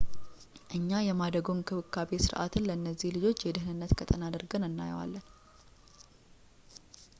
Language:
Amharic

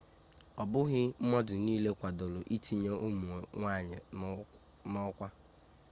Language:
Igbo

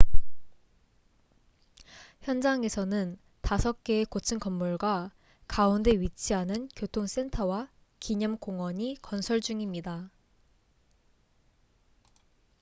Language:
Korean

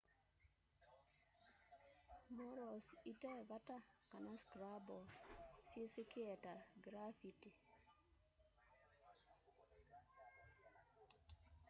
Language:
Kamba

